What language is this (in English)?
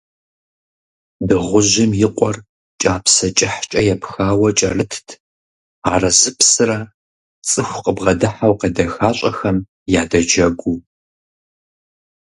Kabardian